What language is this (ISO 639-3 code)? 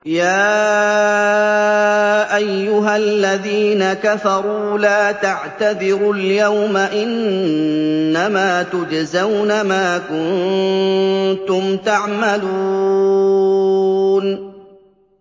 ara